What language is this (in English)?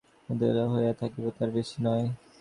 Bangla